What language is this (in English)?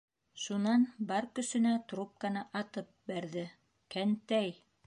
Bashkir